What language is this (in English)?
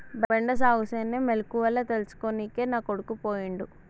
Telugu